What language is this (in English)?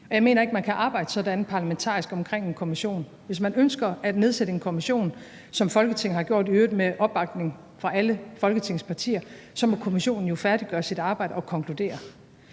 Danish